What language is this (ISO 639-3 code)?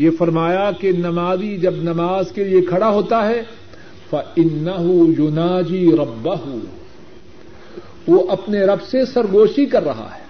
urd